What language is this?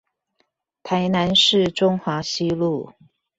Chinese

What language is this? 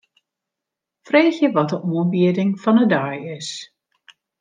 Western Frisian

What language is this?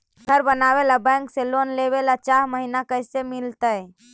Magahi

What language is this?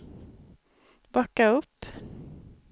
Swedish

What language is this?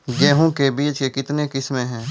Maithili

